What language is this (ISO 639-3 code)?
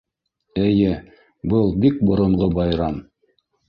bak